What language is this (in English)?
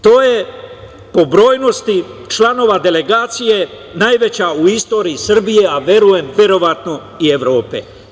Serbian